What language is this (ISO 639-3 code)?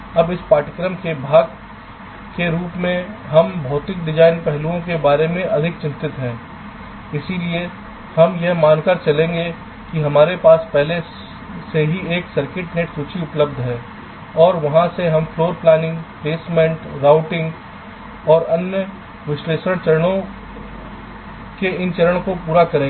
hin